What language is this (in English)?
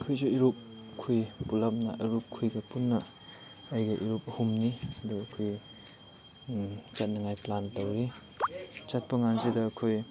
Manipuri